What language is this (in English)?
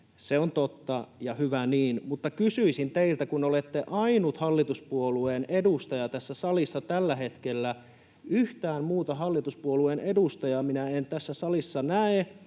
Finnish